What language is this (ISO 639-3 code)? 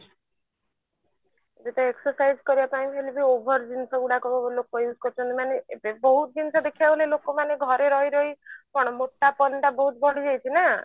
ori